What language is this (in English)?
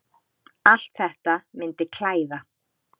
Icelandic